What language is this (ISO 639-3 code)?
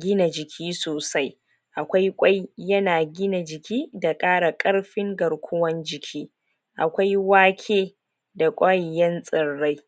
hau